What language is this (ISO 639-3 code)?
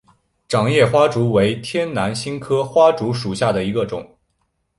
zho